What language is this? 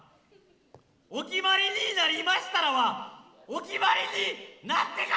Japanese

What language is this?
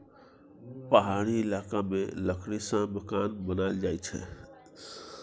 Maithili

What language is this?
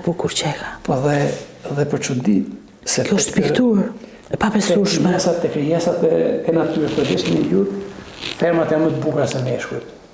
Romanian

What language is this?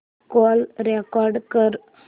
Marathi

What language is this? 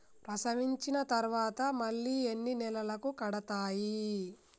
Telugu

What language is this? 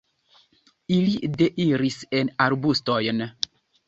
Esperanto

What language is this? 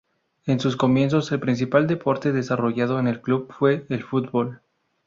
Spanish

